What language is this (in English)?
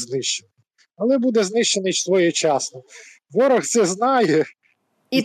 Ukrainian